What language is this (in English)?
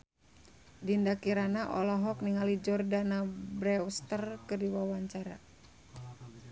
Sundanese